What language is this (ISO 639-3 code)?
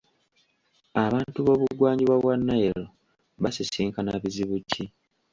lug